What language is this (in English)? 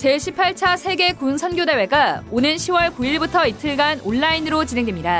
Korean